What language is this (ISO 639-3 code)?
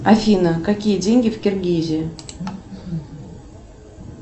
rus